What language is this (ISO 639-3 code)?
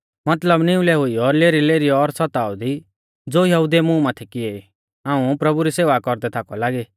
bfz